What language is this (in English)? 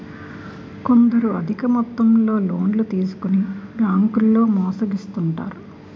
Telugu